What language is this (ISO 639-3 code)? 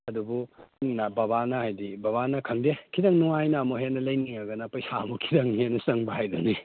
mni